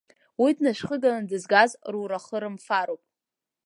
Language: Abkhazian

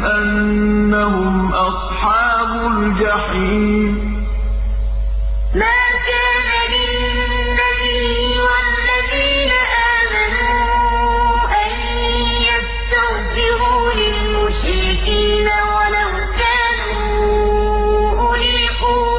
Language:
Arabic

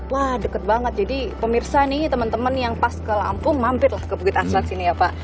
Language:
Indonesian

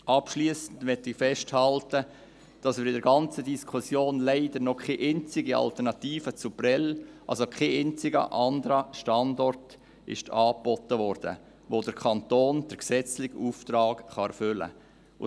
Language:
Swiss German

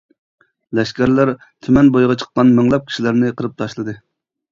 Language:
Uyghur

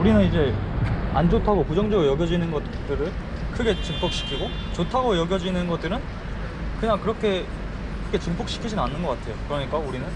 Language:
Korean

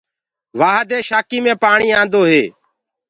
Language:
Gurgula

